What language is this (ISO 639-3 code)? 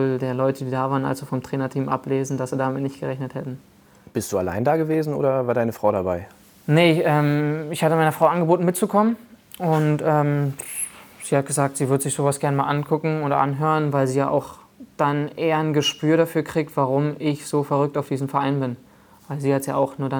deu